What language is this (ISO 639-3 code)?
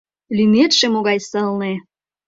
chm